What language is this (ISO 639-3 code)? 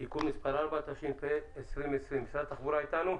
heb